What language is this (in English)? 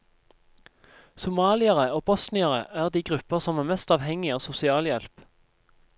Norwegian